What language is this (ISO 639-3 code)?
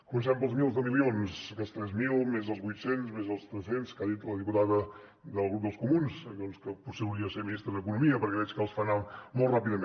cat